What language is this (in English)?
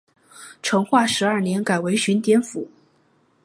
Chinese